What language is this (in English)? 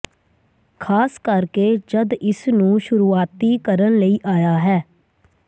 Punjabi